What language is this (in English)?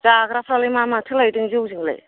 Bodo